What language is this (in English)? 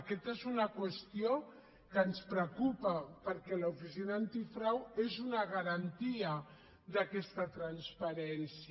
Catalan